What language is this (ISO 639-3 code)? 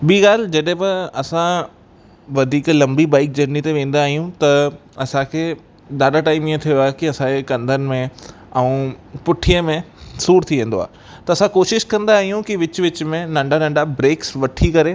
snd